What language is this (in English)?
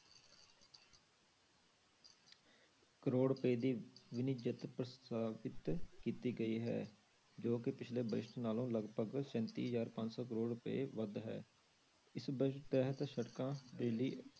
Punjabi